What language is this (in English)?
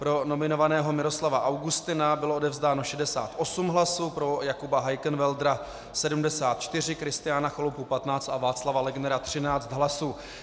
Czech